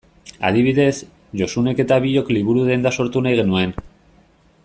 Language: Basque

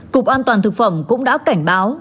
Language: Vietnamese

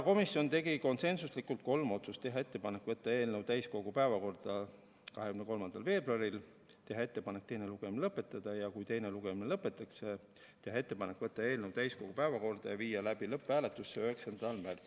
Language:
Estonian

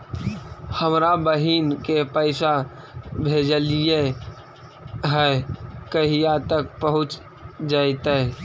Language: Magahi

